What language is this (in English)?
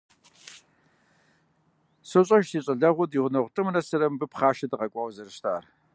Kabardian